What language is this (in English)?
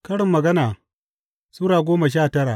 Hausa